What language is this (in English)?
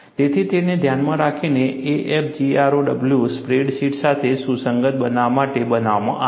Gujarati